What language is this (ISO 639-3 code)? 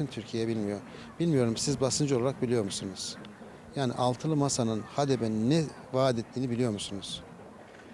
tur